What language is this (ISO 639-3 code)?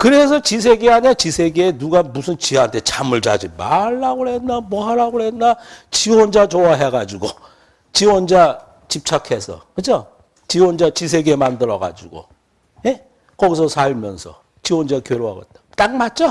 kor